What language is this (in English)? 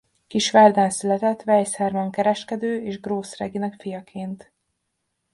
Hungarian